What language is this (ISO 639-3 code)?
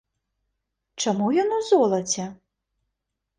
bel